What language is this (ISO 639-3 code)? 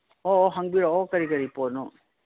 mni